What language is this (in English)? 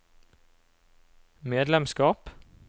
Norwegian